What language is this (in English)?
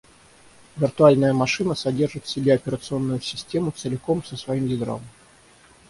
Russian